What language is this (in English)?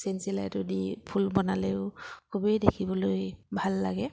Assamese